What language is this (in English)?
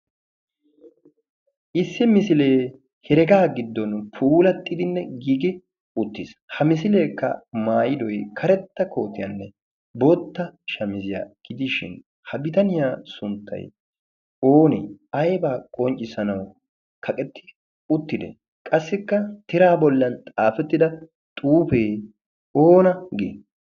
Wolaytta